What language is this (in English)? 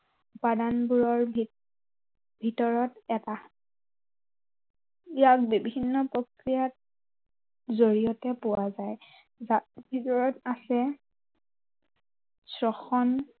Assamese